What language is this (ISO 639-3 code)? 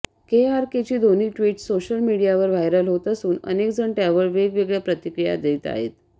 mar